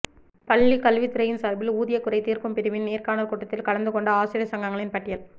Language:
Tamil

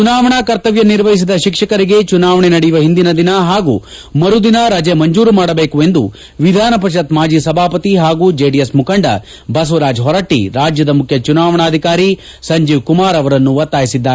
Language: Kannada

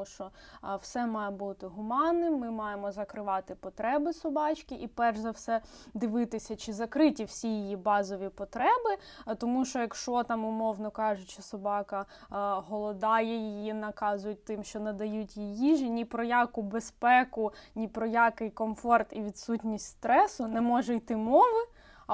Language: Ukrainian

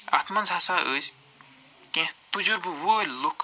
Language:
Kashmiri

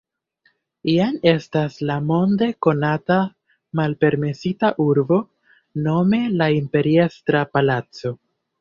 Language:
Esperanto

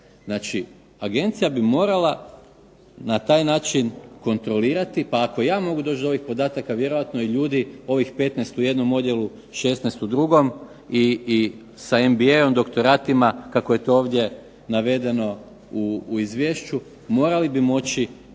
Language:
Croatian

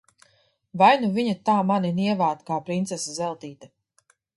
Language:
Latvian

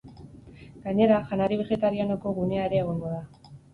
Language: Basque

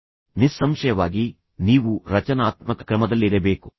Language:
Kannada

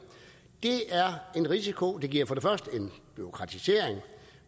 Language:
Danish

